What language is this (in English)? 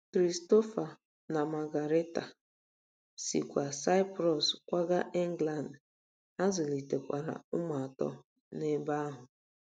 Igbo